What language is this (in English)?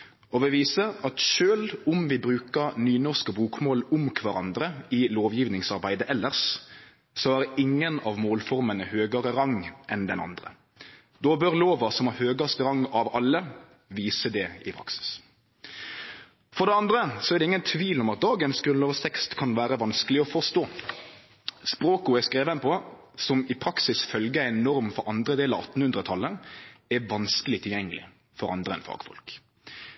Norwegian Nynorsk